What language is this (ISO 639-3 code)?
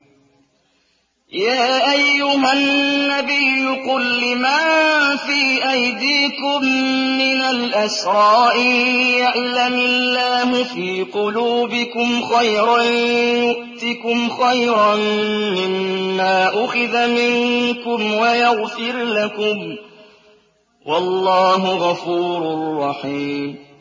ara